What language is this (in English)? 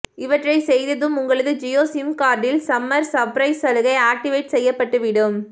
Tamil